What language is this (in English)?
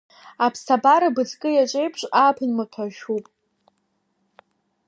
Abkhazian